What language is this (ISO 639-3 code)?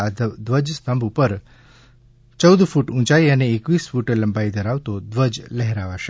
guj